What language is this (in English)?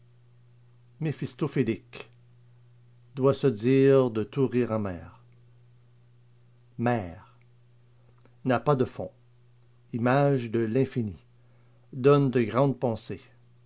French